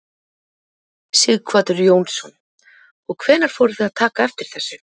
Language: Icelandic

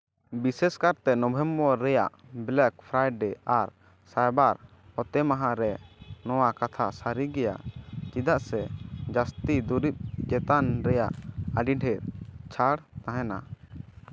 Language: Santali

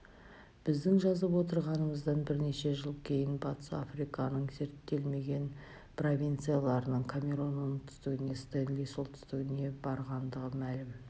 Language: Kazakh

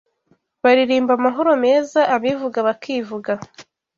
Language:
Kinyarwanda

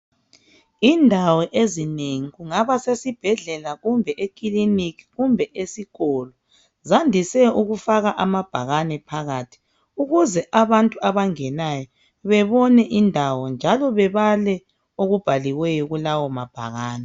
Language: North Ndebele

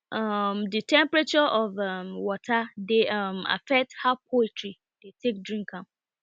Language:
Nigerian Pidgin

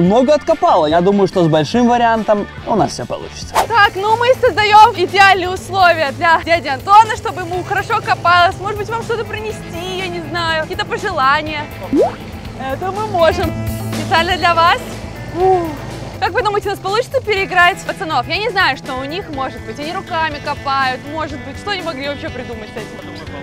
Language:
Russian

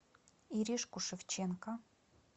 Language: Russian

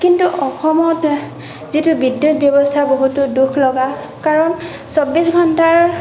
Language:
Assamese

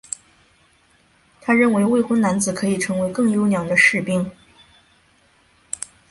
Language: Chinese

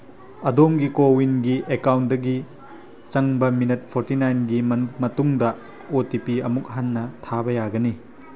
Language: Manipuri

